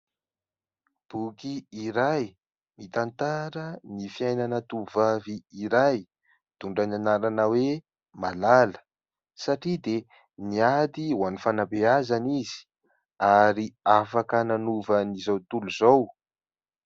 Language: Malagasy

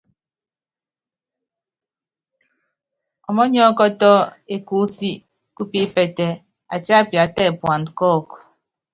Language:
Yangben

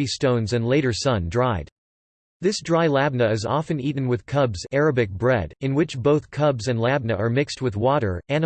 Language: English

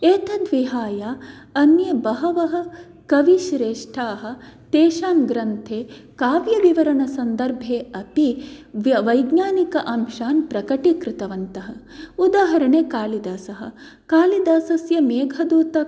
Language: Sanskrit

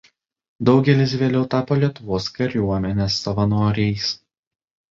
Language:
Lithuanian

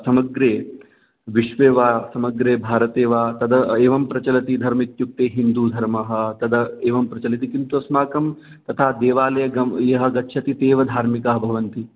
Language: Sanskrit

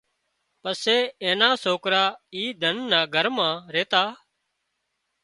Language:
Wadiyara Koli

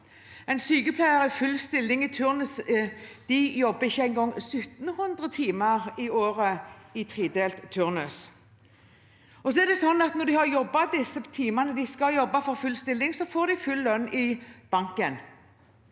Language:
Norwegian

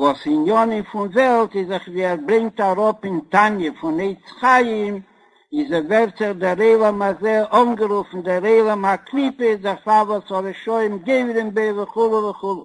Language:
Hebrew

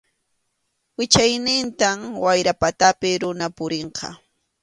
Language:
Arequipa-La Unión Quechua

